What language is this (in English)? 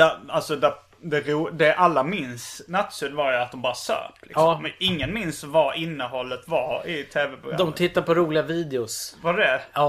Swedish